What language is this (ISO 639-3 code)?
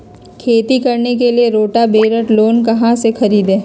mag